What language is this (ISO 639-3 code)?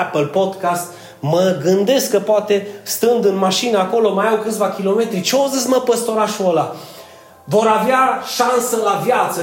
ron